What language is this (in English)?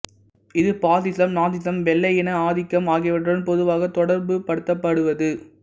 Tamil